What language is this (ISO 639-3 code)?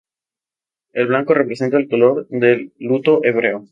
spa